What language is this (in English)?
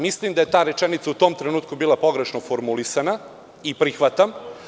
Serbian